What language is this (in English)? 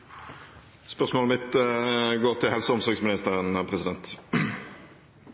Norwegian Nynorsk